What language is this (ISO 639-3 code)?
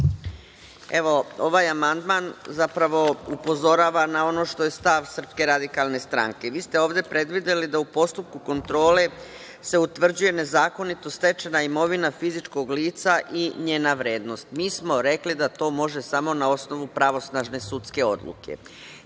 srp